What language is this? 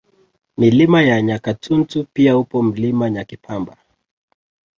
Swahili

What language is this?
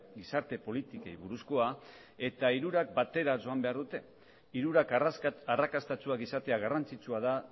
Basque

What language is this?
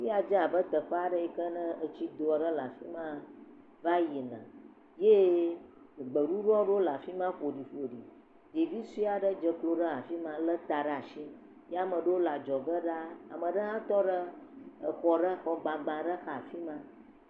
Ewe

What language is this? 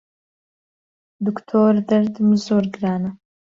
Central Kurdish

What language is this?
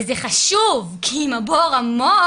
Hebrew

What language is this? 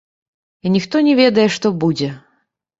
Belarusian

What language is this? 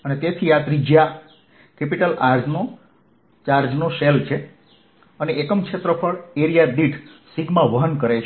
Gujarati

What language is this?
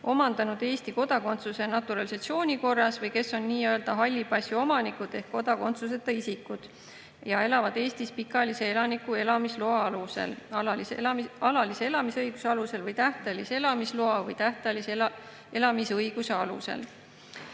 Estonian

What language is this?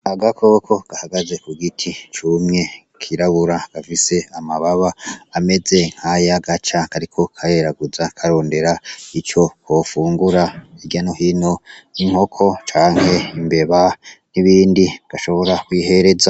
Rundi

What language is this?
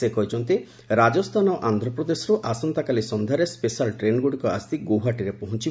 Odia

